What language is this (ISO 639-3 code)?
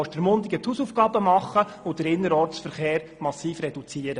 gsw